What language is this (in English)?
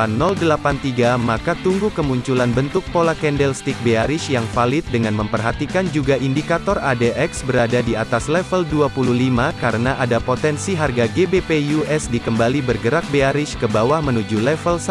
Indonesian